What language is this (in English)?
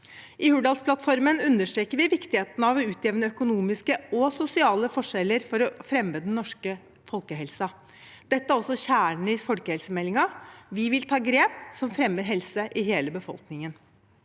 Norwegian